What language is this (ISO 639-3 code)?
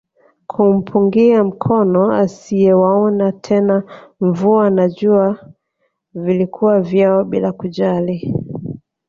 swa